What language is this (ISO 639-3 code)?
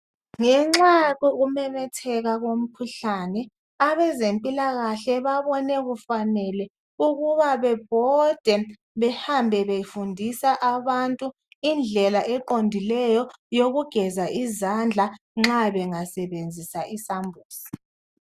nde